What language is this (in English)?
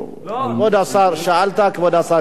Hebrew